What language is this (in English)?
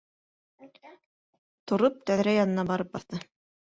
Bashkir